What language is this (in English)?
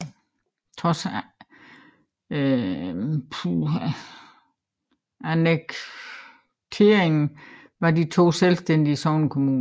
Danish